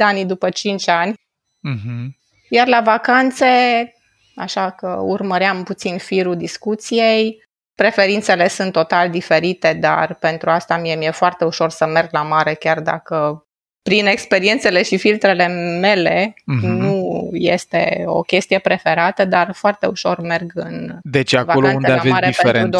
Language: Romanian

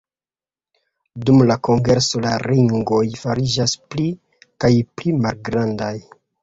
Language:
Esperanto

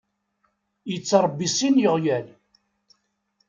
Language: Kabyle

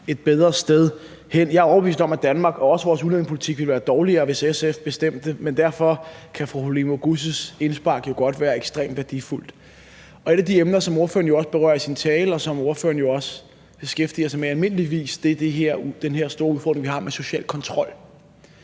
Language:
Danish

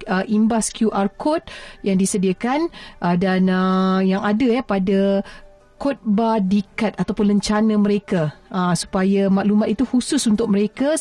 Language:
Malay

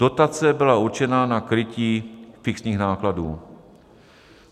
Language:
Czech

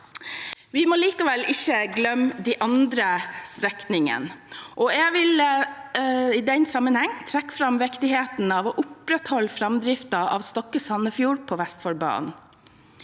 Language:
Norwegian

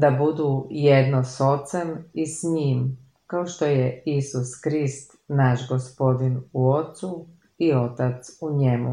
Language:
Croatian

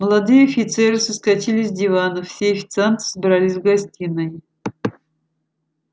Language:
Russian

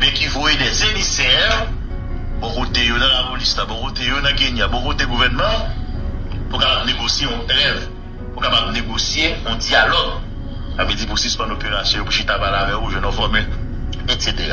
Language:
French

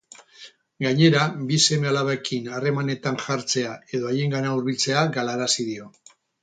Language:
Basque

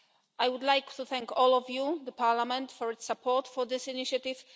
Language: English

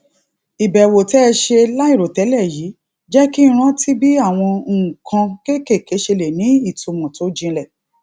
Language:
Yoruba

